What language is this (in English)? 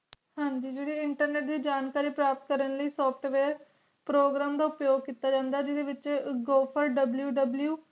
Punjabi